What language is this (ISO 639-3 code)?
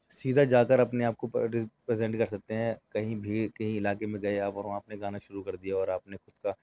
urd